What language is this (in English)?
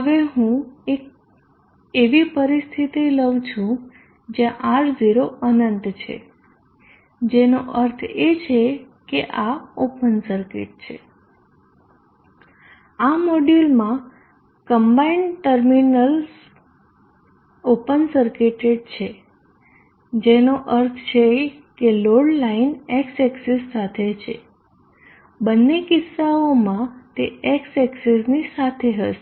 Gujarati